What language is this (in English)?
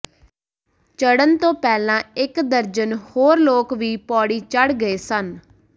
Punjabi